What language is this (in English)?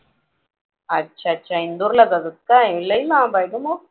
Marathi